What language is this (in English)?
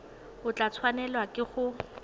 Tswana